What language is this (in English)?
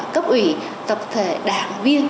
Vietnamese